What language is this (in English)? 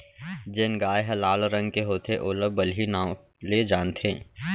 Chhattisgarhi